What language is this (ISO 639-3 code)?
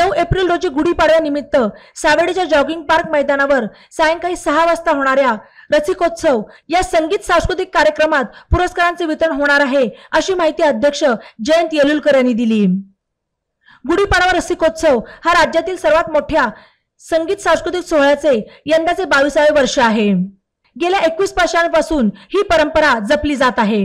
mar